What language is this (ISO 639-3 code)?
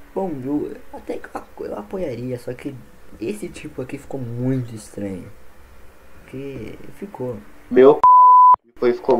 por